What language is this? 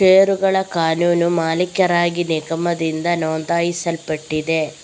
Kannada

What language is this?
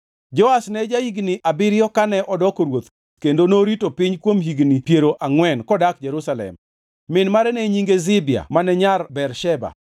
Luo (Kenya and Tanzania)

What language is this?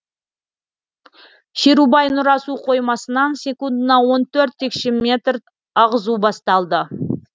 Kazakh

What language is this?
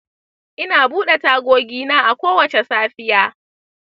Hausa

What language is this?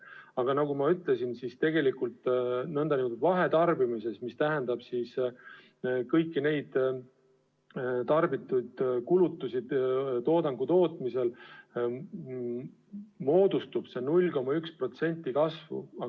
Estonian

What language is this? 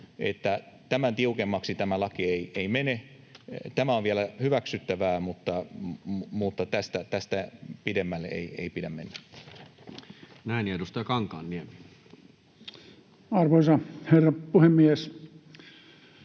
Finnish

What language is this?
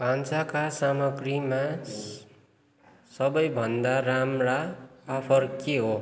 Nepali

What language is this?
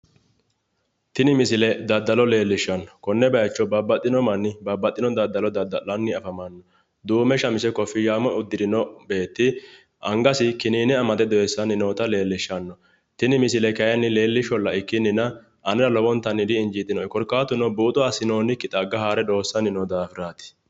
Sidamo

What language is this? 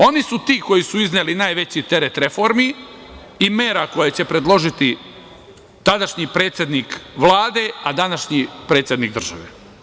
Serbian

